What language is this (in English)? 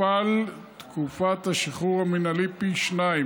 Hebrew